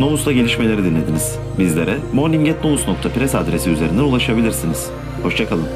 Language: Turkish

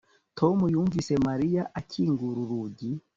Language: Kinyarwanda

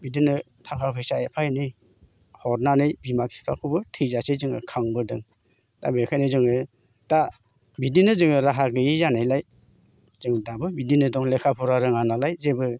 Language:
Bodo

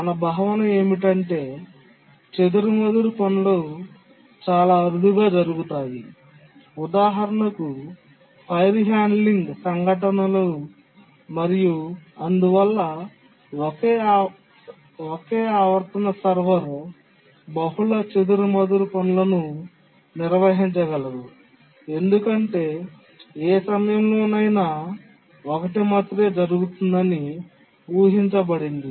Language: Telugu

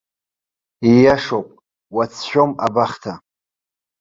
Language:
Abkhazian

